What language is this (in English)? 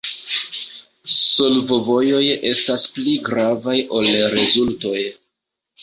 Esperanto